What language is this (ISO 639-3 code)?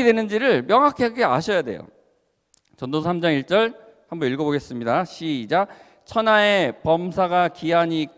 kor